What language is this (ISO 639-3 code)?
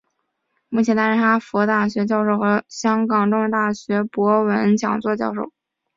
zho